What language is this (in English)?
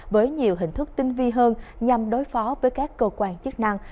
Vietnamese